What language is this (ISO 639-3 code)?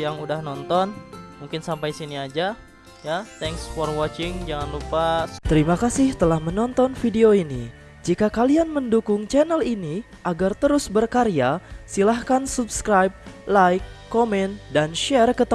ind